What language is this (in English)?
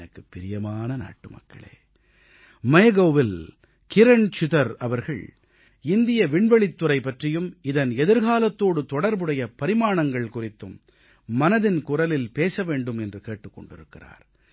Tamil